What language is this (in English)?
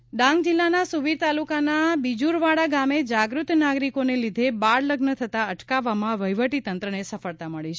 Gujarati